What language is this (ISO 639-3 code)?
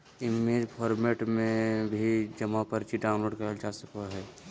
mag